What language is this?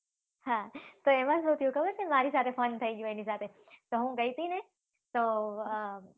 Gujarati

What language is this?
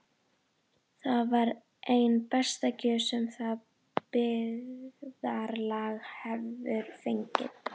Icelandic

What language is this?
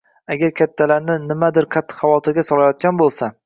Uzbek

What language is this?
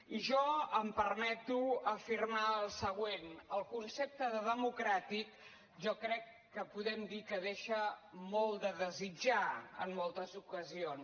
Catalan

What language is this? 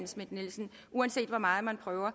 Danish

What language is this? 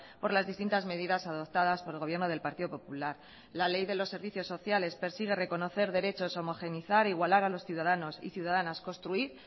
Spanish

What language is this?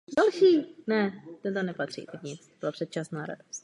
Czech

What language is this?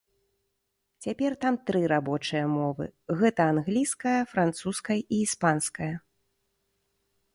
Belarusian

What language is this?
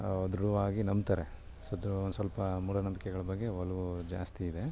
Kannada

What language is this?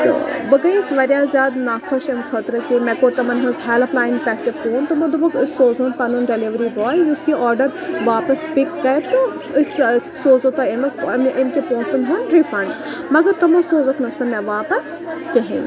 Kashmiri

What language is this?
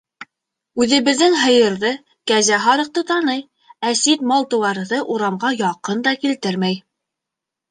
Bashkir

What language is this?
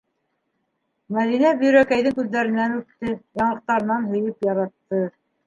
Bashkir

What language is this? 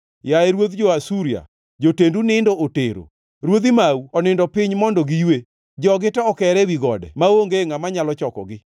Luo (Kenya and Tanzania)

